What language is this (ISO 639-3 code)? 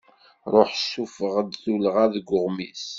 kab